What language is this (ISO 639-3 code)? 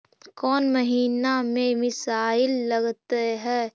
mag